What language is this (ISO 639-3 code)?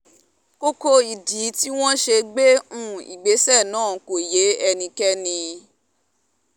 yor